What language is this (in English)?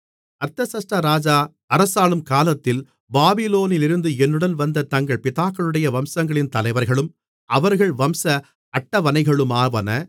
Tamil